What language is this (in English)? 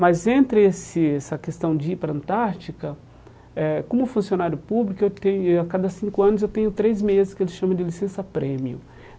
Portuguese